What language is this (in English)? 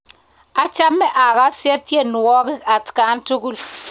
Kalenjin